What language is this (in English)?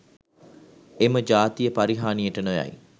Sinhala